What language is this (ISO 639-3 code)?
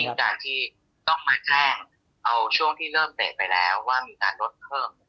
tha